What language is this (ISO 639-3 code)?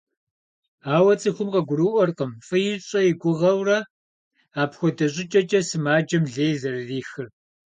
kbd